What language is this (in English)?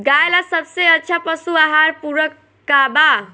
Bhojpuri